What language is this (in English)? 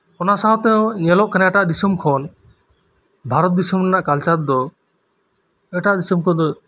Santali